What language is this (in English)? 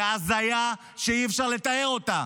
Hebrew